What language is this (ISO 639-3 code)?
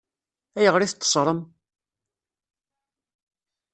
kab